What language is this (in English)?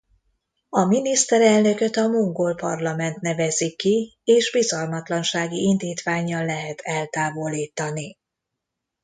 Hungarian